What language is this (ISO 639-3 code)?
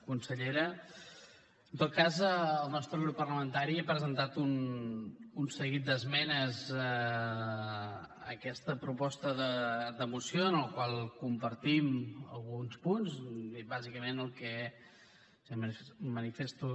cat